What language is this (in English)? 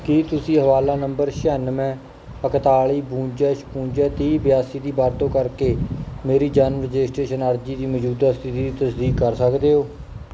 Punjabi